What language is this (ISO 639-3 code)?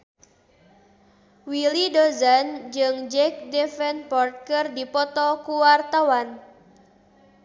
sun